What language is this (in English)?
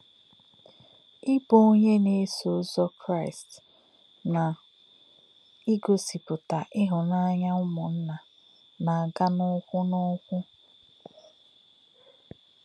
Igbo